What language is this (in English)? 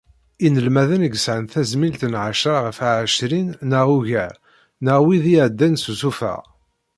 Kabyle